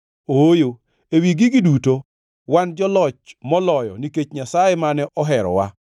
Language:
Luo (Kenya and Tanzania)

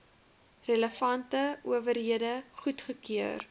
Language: Afrikaans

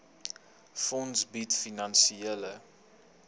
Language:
Afrikaans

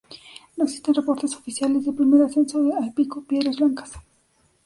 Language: Spanish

